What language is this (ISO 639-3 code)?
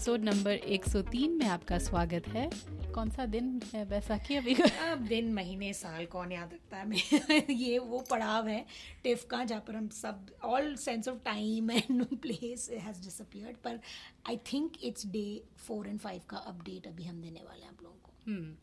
hin